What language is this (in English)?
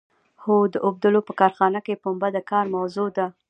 Pashto